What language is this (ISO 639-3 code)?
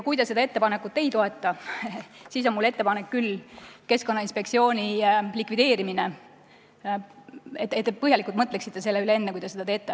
est